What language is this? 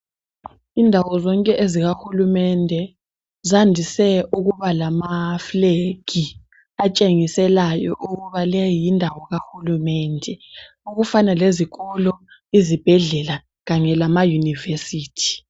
North Ndebele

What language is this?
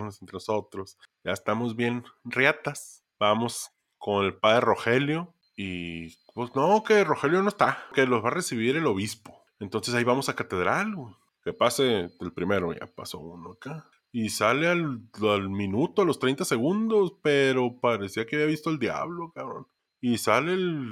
Spanish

